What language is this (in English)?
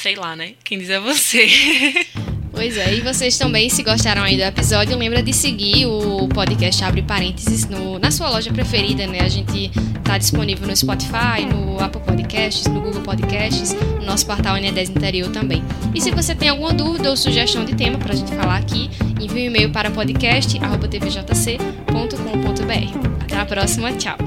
Portuguese